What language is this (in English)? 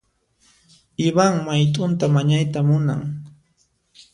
Puno Quechua